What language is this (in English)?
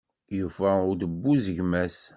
Kabyle